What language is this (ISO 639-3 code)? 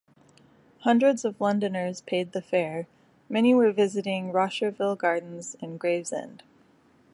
eng